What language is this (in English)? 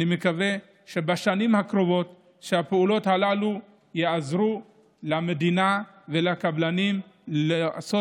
Hebrew